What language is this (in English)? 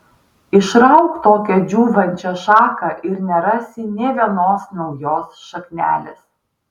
Lithuanian